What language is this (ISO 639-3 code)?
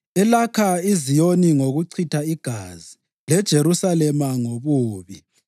nde